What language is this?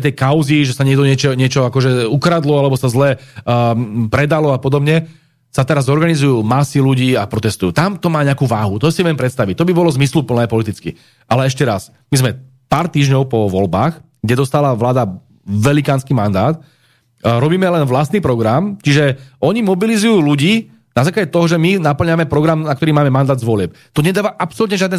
Slovak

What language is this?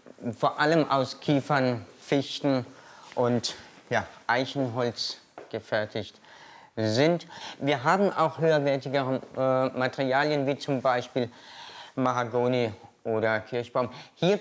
German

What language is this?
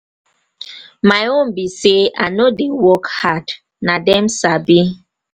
Nigerian Pidgin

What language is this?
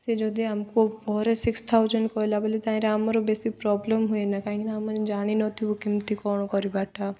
Odia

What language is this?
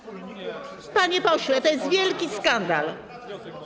Polish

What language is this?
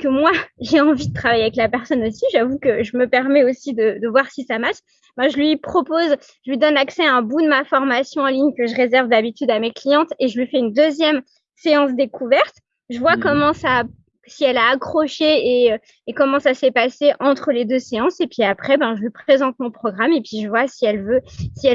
French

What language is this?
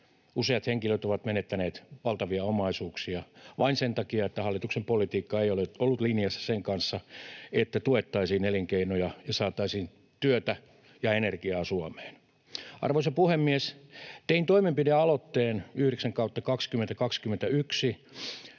Finnish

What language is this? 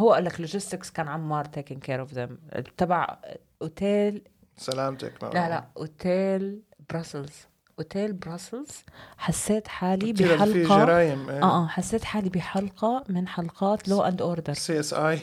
Arabic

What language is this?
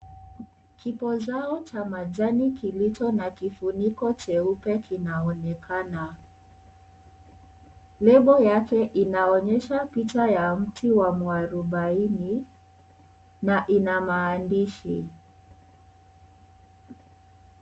Swahili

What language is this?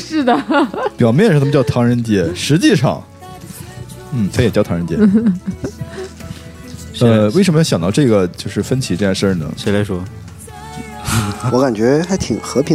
Chinese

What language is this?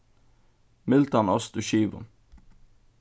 Faroese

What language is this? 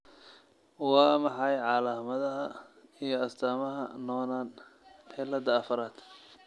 Somali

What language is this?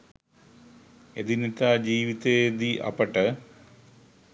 Sinhala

